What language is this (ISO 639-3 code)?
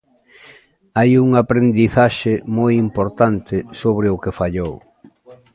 glg